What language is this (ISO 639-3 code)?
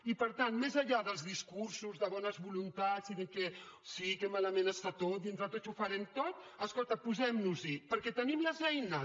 cat